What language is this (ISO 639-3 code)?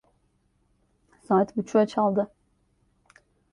tur